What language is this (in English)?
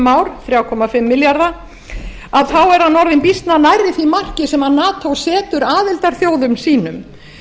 Icelandic